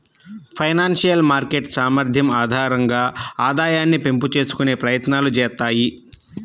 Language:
Telugu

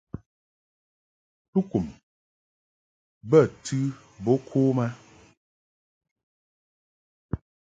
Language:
Mungaka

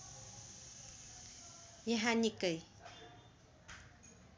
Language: Nepali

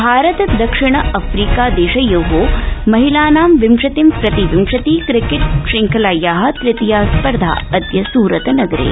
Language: Sanskrit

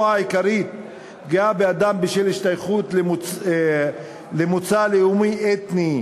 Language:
Hebrew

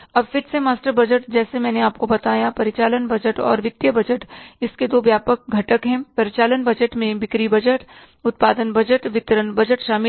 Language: Hindi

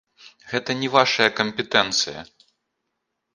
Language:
Belarusian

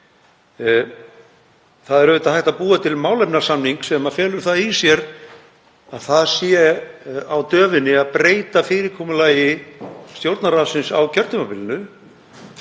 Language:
Icelandic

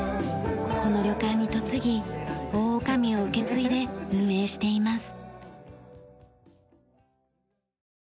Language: Japanese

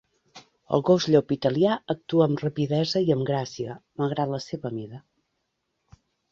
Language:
Catalan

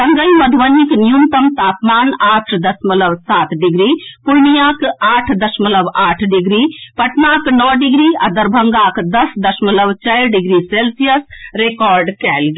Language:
Maithili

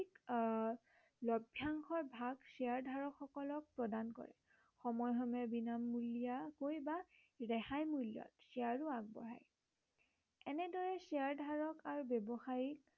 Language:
Assamese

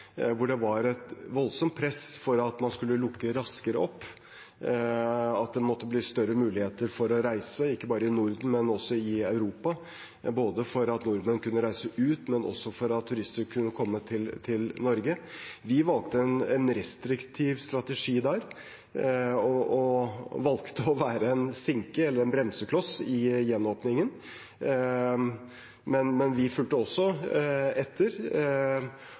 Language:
Norwegian Bokmål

